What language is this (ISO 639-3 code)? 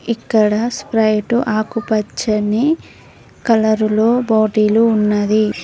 tel